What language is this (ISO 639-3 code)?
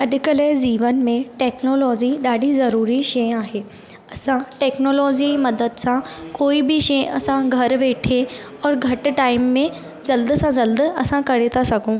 snd